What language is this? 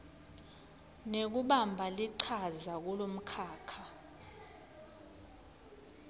Swati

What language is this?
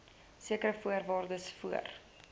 Afrikaans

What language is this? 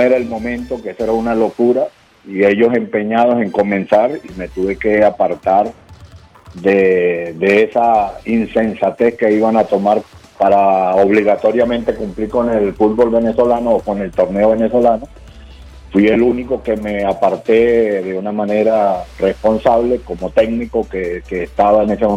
Spanish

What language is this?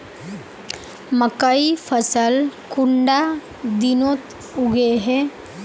Magahi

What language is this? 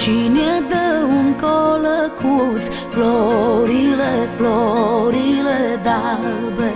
Romanian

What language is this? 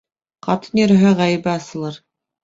Bashkir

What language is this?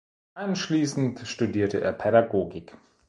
German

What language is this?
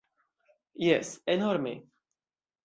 Esperanto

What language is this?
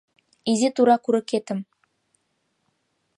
Mari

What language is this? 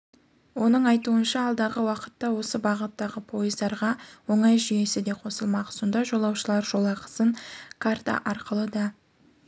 Kazakh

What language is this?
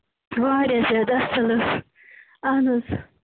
Kashmiri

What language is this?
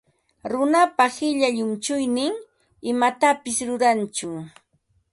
Ambo-Pasco Quechua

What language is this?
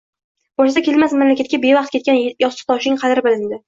Uzbek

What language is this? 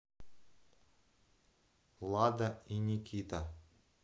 Russian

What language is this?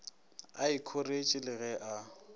Northern Sotho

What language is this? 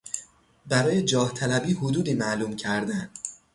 Persian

